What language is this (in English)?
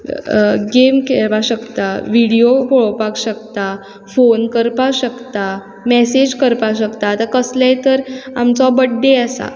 Konkani